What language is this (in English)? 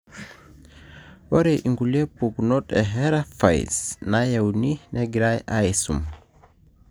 Masai